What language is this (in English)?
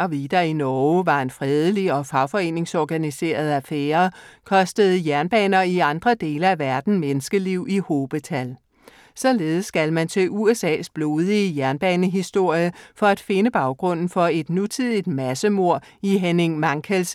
Danish